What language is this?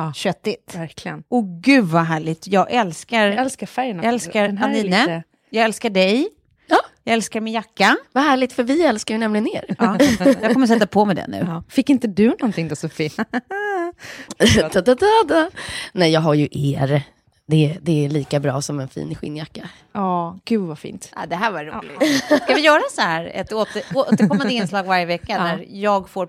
Swedish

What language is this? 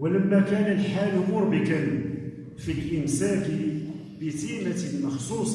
Arabic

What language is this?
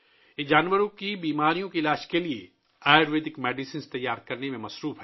Urdu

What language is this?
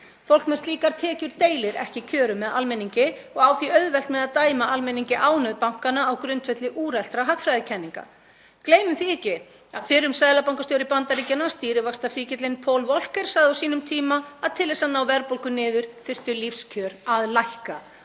Icelandic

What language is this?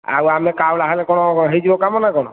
Odia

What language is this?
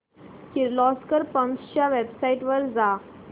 Marathi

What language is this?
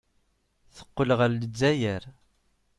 Kabyle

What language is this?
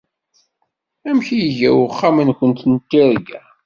Kabyle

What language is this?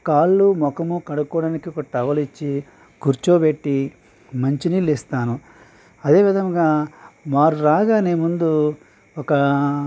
Telugu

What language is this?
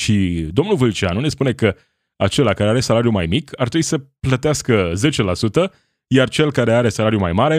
Romanian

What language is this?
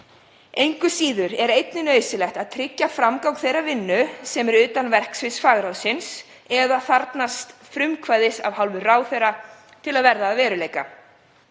Icelandic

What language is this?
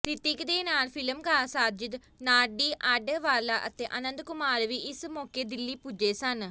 Punjabi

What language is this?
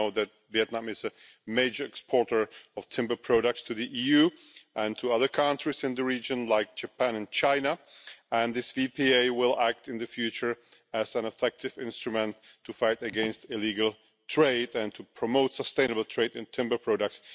English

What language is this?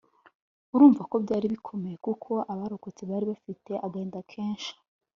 Kinyarwanda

